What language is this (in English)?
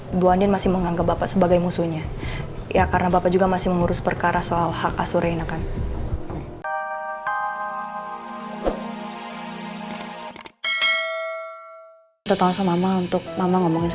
Indonesian